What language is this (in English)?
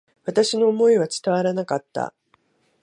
Japanese